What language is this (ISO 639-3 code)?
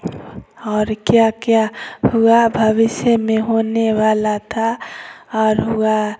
hin